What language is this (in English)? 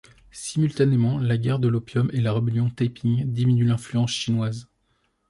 French